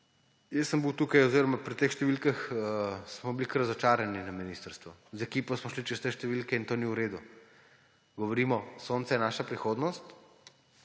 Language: Slovenian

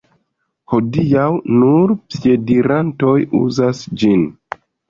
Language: Esperanto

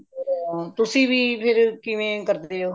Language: Punjabi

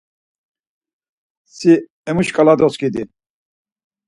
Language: Laz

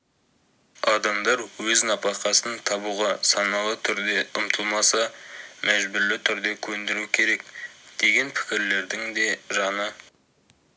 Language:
Kazakh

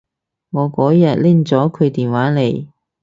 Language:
Cantonese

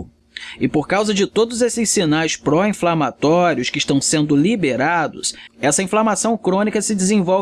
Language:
Portuguese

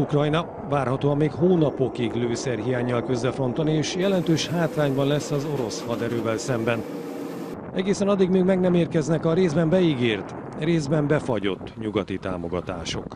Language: Hungarian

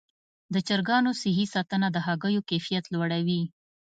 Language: Pashto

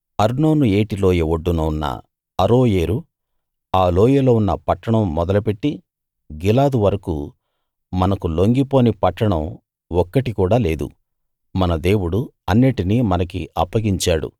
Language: Telugu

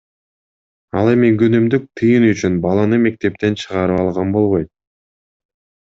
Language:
Kyrgyz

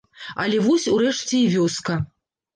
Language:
Belarusian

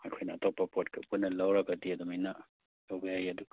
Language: Manipuri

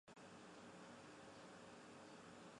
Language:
Chinese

